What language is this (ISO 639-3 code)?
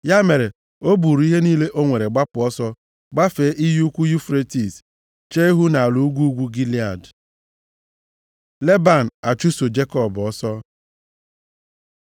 ibo